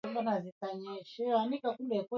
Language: Swahili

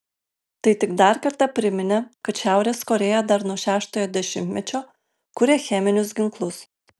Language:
Lithuanian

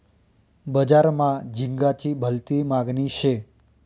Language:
Marathi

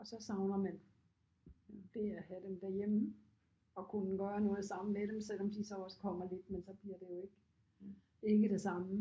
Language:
Danish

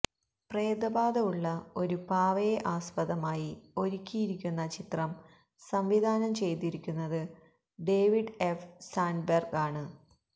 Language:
Malayalam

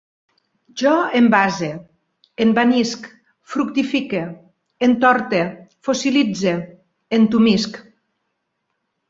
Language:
Catalan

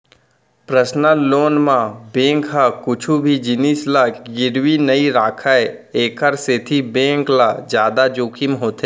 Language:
Chhattisgarhi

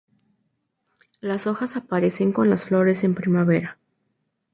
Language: Spanish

